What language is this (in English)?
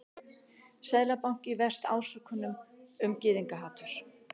Icelandic